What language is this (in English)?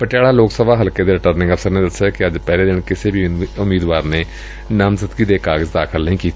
Punjabi